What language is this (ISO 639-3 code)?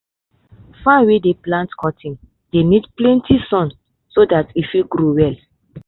pcm